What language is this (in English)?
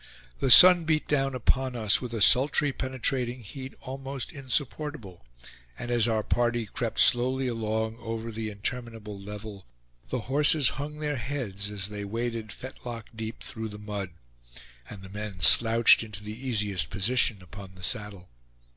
English